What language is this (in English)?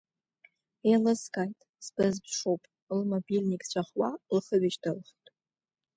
Abkhazian